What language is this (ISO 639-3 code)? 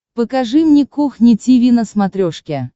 rus